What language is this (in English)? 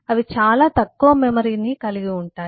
Telugu